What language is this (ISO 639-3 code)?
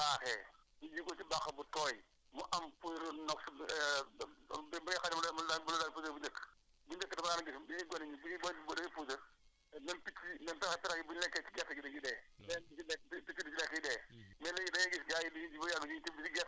wol